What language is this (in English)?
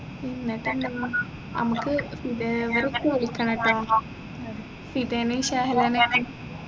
Malayalam